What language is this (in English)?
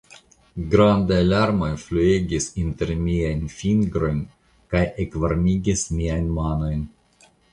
Esperanto